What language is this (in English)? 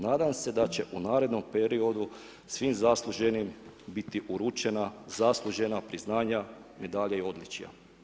Croatian